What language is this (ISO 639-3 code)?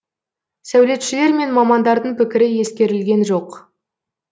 kaz